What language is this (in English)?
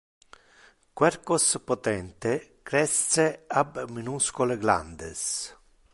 Interlingua